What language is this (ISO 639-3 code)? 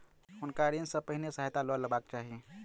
mai